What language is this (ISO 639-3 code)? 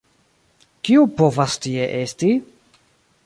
epo